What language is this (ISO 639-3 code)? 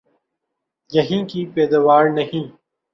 urd